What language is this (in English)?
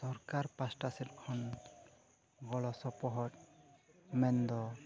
Santali